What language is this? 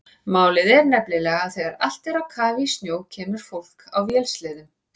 Icelandic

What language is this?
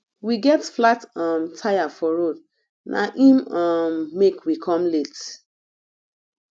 Nigerian Pidgin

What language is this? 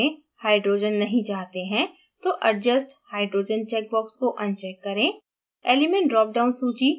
Hindi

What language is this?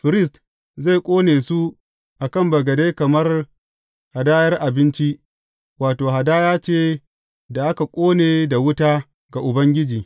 Hausa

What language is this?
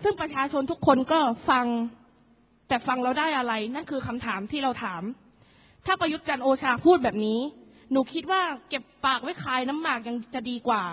Thai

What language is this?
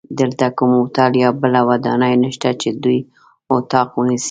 Pashto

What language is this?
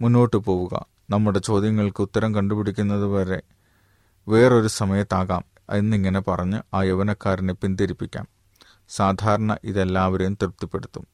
Malayalam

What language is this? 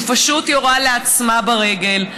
Hebrew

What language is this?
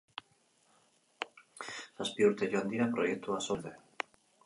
Basque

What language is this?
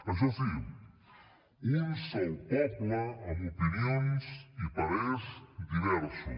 Catalan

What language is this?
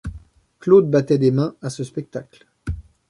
French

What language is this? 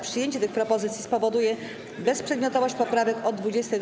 Polish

